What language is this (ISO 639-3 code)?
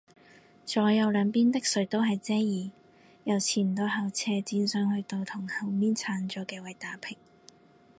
yue